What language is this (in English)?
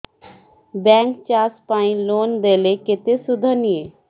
Odia